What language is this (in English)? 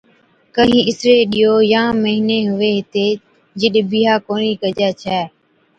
Od